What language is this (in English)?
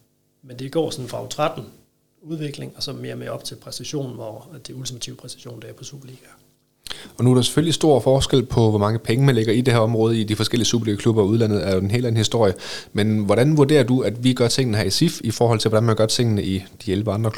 Danish